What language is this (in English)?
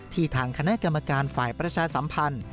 Thai